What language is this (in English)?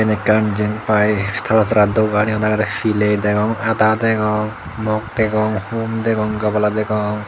Chakma